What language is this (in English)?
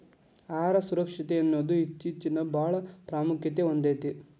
Kannada